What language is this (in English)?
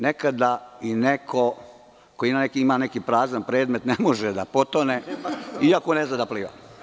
Serbian